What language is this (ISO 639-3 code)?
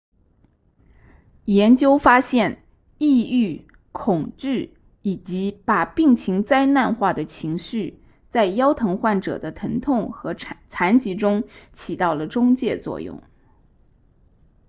zho